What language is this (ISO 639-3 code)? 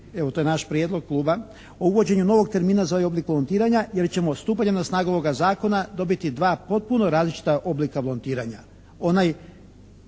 hrv